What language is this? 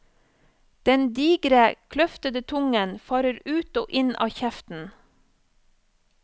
Norwegian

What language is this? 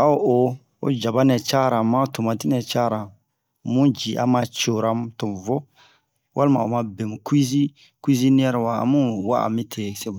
Bomu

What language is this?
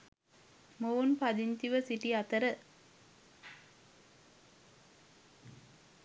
Sinhala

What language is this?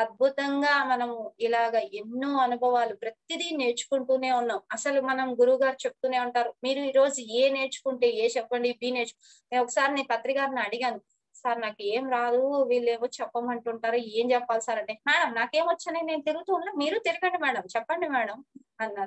Romanian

